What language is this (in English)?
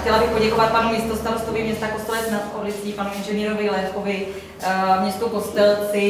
Czech